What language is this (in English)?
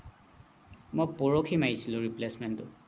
Assamese